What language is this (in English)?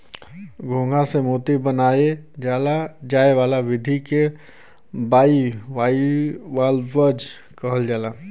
Bhojpuri